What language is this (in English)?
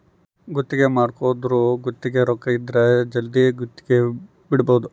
Kannada